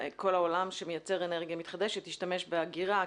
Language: Hebrew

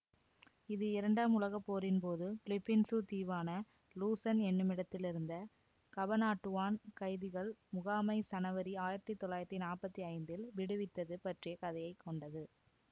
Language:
Tamil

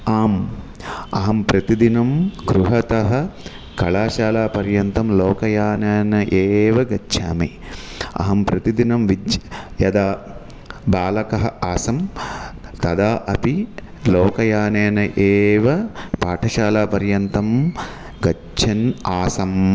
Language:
Sanskrit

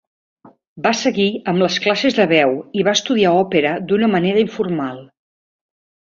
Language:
Catalan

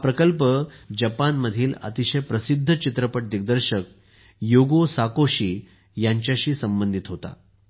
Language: Marathi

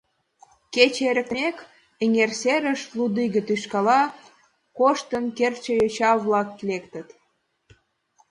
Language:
Mari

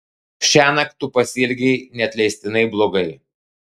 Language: Lithuanian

